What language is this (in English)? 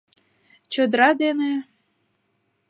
Mari